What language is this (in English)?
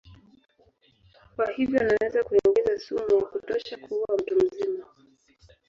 Swahili